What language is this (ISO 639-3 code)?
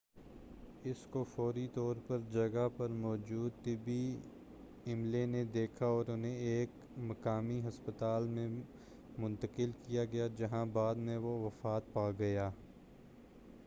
urd